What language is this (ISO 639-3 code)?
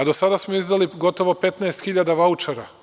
srp